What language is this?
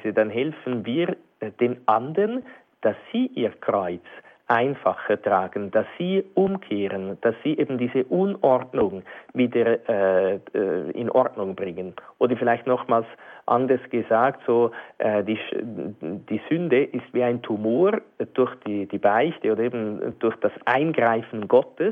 German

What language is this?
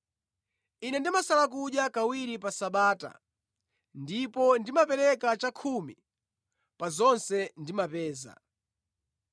Nyanja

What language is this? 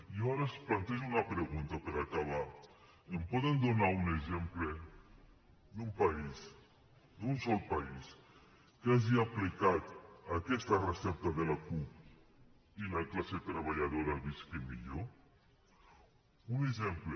Catalan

